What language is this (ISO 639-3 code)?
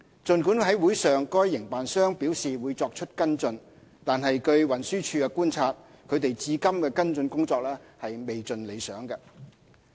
yue